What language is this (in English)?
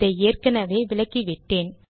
Tamil